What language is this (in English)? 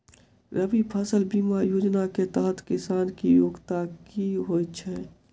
Maithili